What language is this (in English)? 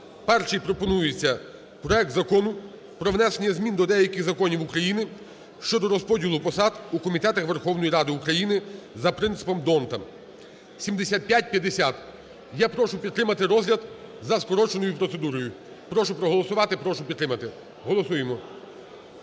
Ukrainian